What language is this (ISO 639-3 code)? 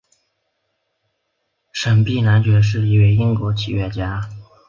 zho